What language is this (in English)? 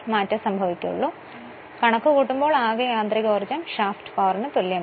Malayalam